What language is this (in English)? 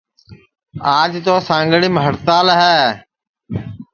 Sansi